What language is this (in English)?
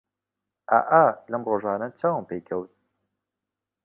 Central Kurdish